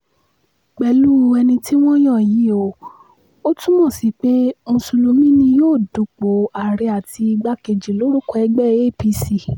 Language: Yoruba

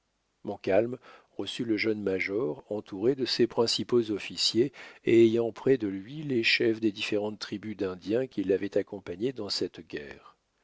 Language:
French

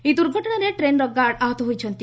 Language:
Odia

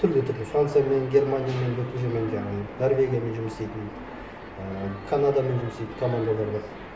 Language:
Kazakh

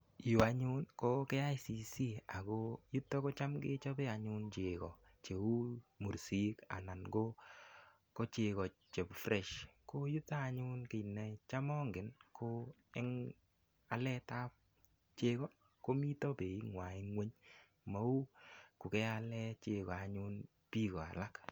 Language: Kalenjin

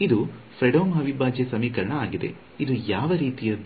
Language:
Kannada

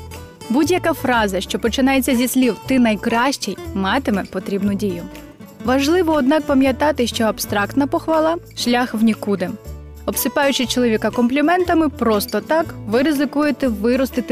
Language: Ukrainian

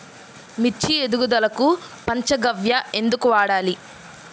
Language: Telugu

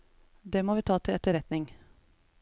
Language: Norwegian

